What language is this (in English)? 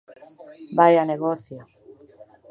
Galician